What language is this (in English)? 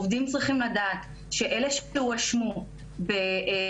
Hebrew